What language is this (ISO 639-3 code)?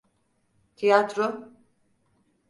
tur